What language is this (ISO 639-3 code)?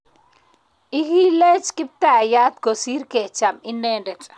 kln